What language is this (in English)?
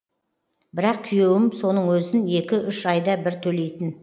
Kazakh